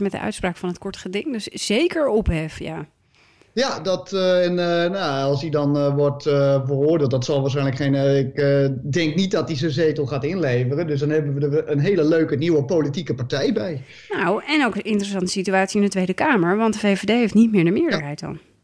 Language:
Dutch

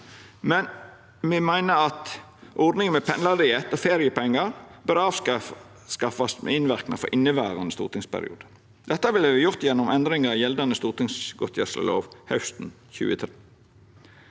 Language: Norwegian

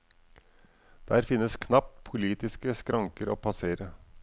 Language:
Norwegian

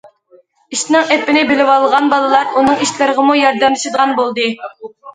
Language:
Uyghur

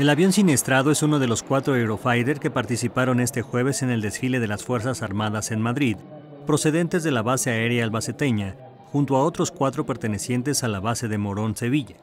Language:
Spanish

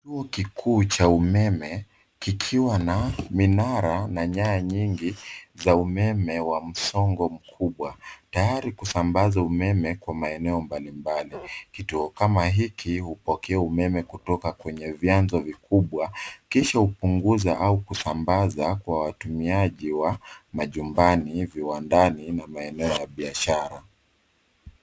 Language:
Swahili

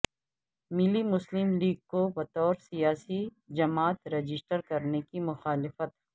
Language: Urdu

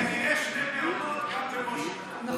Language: Hebrew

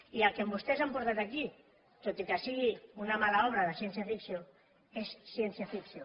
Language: Catalan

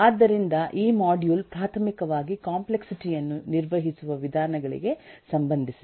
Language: Kannada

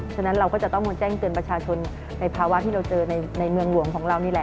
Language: Thai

